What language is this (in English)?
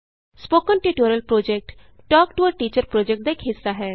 Punjabi